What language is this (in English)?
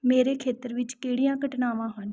Punjabi